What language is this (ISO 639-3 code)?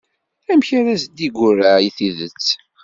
kab